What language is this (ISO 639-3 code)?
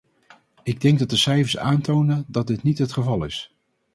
nld